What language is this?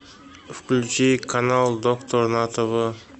Russian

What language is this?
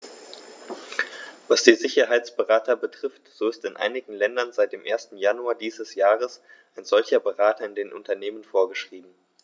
German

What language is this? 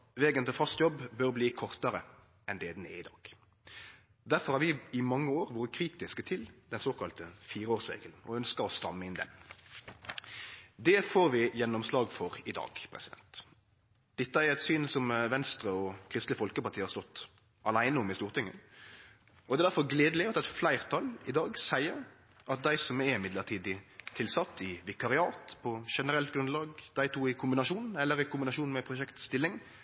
Norwegian Nynorsk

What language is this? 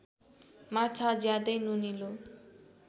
Nepali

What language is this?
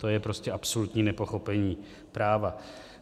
Czech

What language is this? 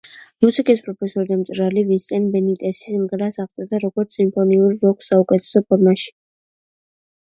Georgian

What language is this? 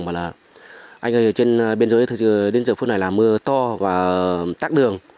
Vietnamese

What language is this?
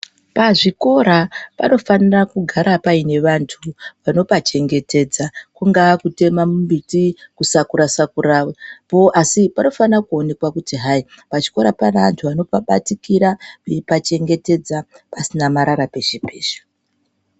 Ndau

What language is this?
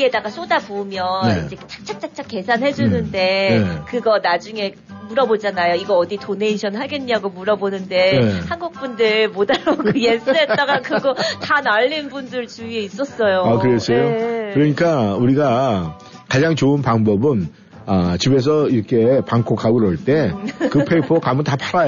Korean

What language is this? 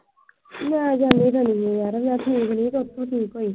Punjabi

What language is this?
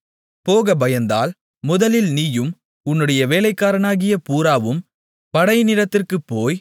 Tamil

